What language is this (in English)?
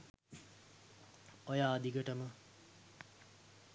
Sinhala